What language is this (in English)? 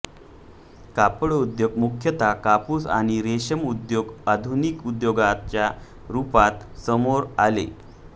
Marathi